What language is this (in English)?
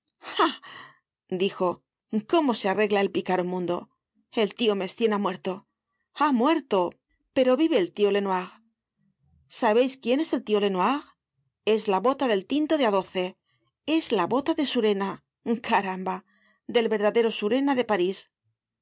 Spanish